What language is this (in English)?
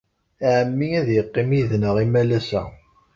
Kabyle